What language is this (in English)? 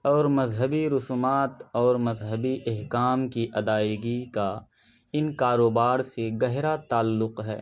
Urdu